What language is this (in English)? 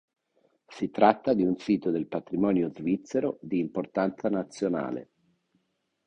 Italian